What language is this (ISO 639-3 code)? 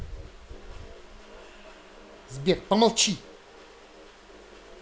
rus